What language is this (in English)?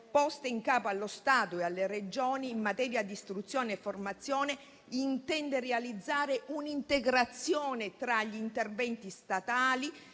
Italian